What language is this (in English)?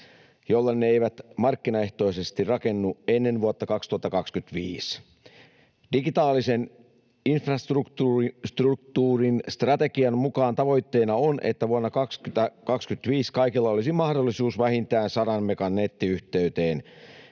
Finnish